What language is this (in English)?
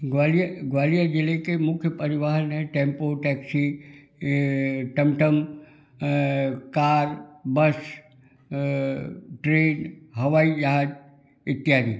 Hindi